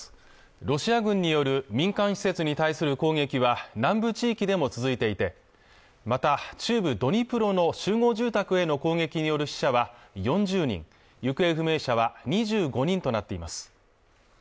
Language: Japanese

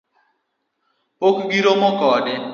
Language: Luo (Kenya and Tanzania)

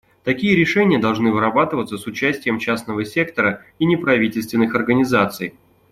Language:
Russian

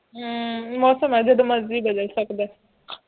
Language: Punjabi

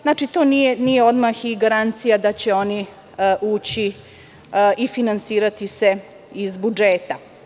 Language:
Serbian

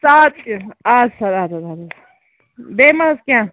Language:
Kashmiri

